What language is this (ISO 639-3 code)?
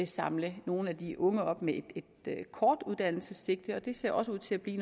dan